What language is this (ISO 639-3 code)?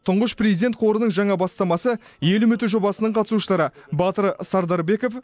kaz